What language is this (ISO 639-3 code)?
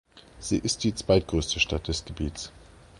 deu